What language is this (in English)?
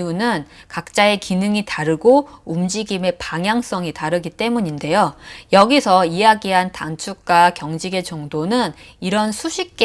Korean